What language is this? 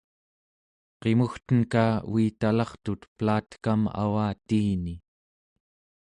Central Yupik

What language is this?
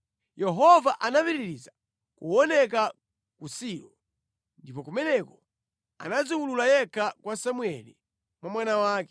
Nyanja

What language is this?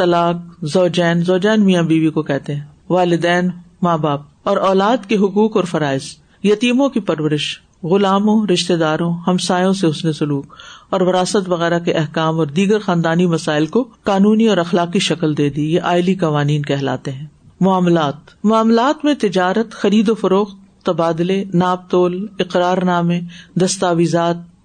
Urdu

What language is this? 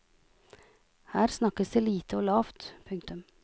Norwegian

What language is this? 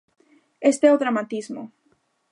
Galician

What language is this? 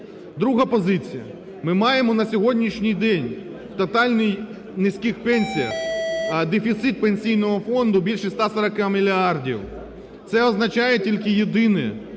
Ukrainian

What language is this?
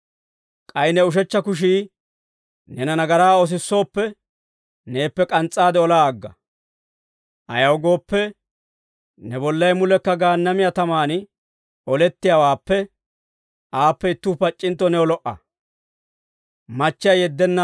Dawro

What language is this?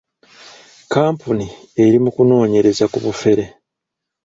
Ganda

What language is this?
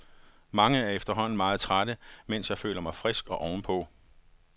Danish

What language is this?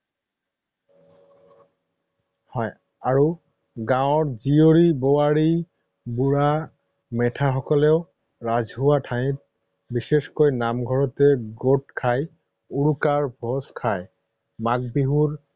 Assamese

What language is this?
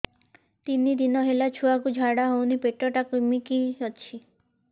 Odia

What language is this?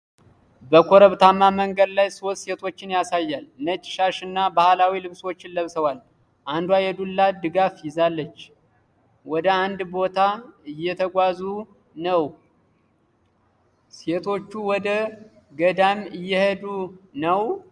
Amharic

